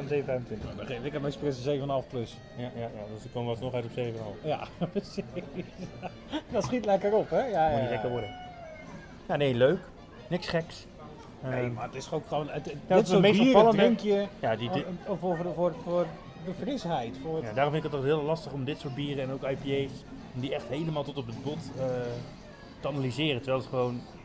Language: Dutch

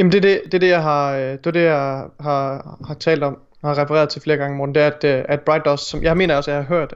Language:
Danish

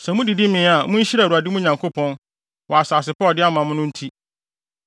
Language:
Akan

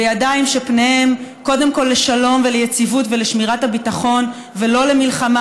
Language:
Hebrew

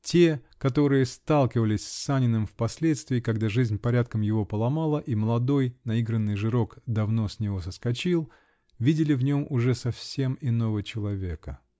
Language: Russian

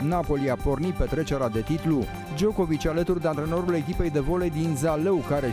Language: Romanian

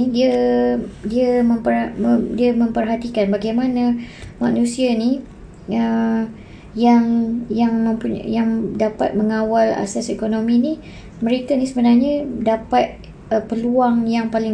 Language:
Malay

